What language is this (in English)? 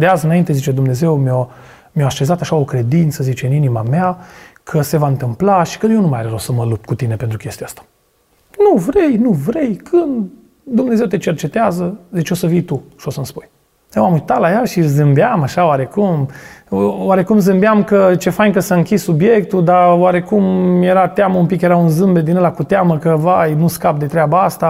Romanian